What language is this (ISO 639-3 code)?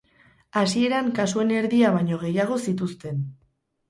eus